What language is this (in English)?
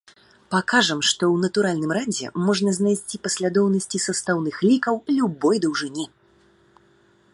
Belarusian